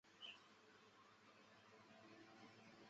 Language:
Chinese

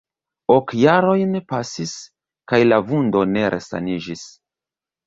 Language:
Esperanto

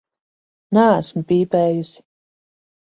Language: Latvian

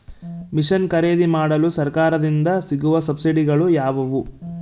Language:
Kannada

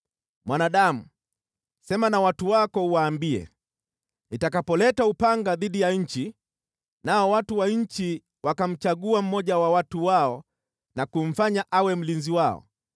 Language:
Swahili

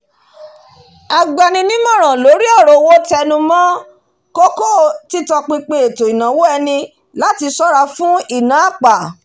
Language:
Yoruba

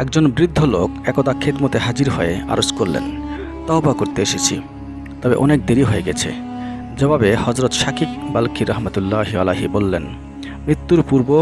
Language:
Indonesian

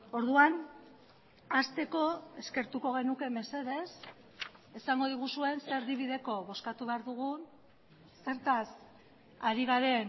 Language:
Basque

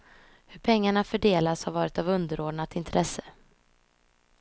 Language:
Swedish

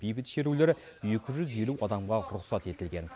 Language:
Kazakh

